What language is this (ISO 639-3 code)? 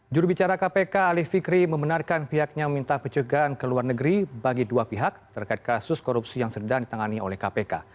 ind